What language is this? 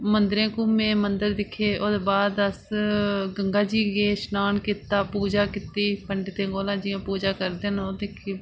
Dogri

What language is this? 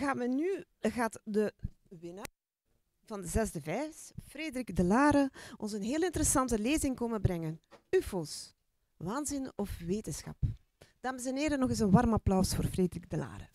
Dutch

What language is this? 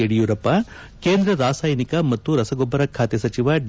Kannada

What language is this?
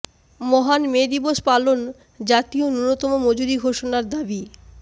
Bangla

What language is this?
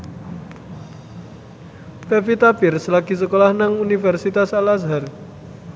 Javanese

